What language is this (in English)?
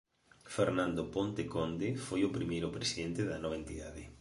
Galician